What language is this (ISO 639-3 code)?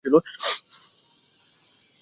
ben